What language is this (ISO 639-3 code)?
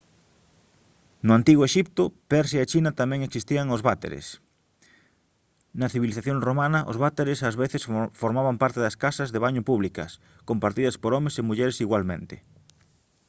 glg